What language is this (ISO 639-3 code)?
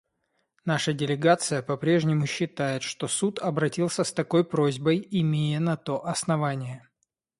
rus